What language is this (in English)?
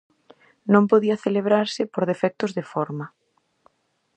Galician